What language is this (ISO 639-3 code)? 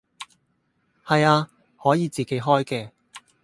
yue